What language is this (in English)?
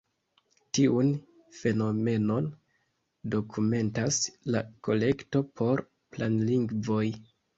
Esperanto